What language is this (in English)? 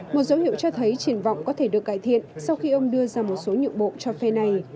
Vietnamese